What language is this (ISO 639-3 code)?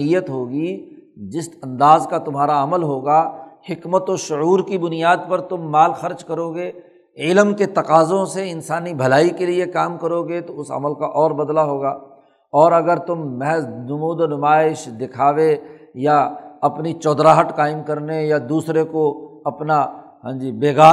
urd